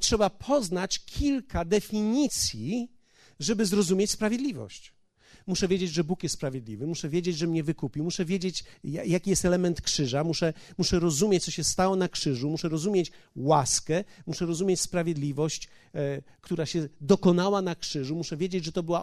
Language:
Polish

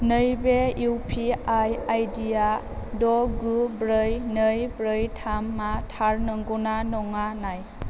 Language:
Bodo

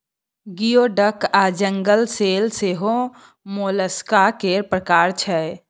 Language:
Maithili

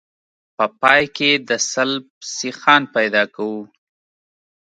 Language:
Pashto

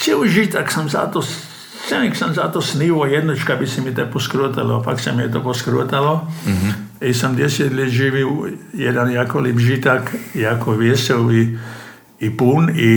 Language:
Croatian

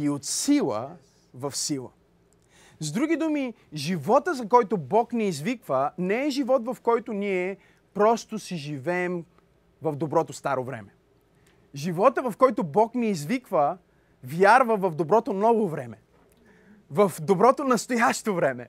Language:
Bulgarian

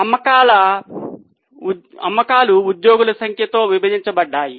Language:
Telugu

